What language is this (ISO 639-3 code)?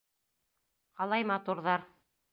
bak